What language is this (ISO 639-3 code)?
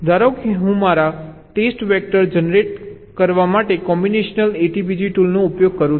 guj